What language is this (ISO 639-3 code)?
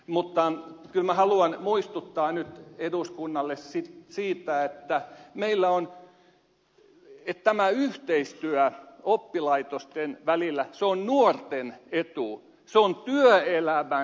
fin